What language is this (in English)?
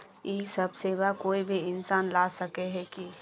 Magahi